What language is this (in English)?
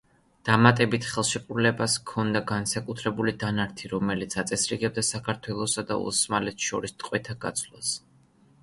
Georgian